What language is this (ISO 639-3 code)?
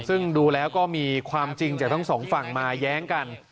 tha